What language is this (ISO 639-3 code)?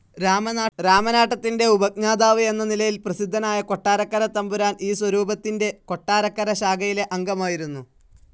mal